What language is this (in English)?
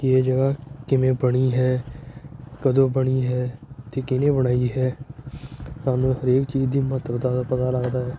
Punjabi